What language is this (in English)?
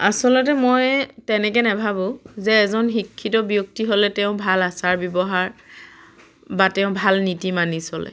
Assamese